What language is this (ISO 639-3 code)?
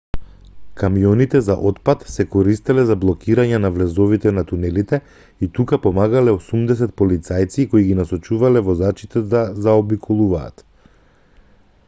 mkd